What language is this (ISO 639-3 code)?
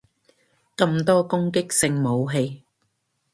yue